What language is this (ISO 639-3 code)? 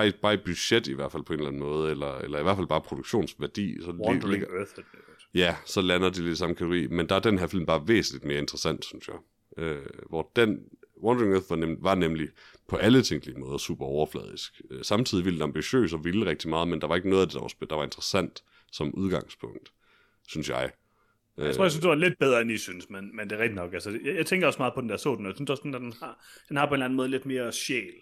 dan